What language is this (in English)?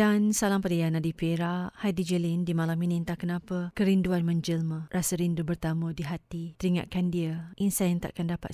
Malay